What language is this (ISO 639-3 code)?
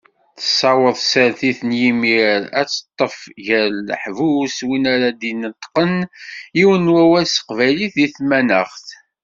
kab